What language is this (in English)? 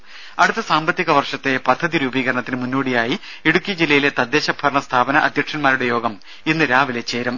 Malayalam